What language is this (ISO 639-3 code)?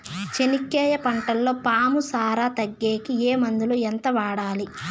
tel